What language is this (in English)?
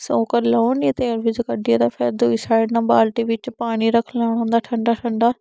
Dogri